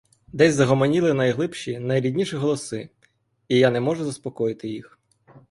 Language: Ukrainian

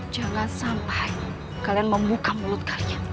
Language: Indonesian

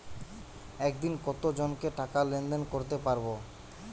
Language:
Bangla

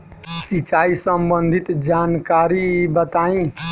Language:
Bhojpuri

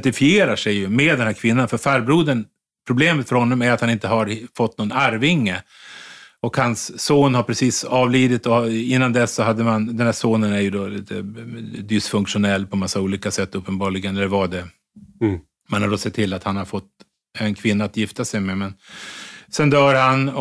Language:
Swedish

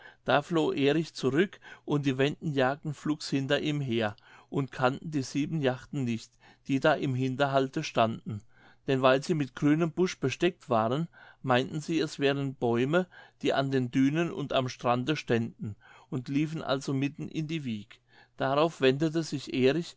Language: German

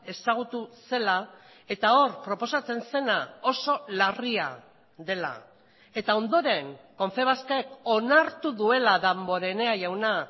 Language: Basque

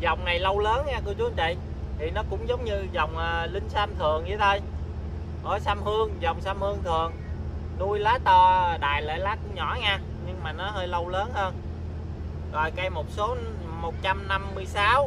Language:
Vietnamese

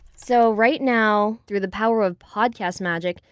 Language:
English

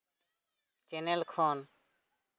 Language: Santali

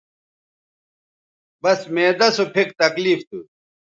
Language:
Bateri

